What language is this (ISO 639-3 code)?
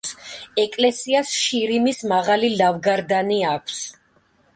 kat